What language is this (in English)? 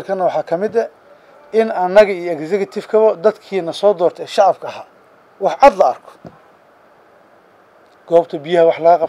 Arabic